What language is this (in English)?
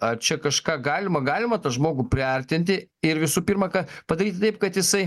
Lithuanian